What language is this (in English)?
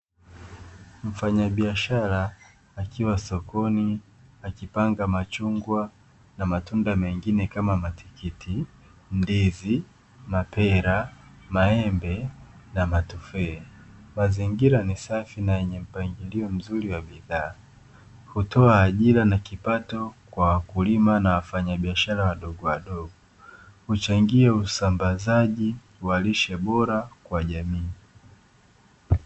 Swahili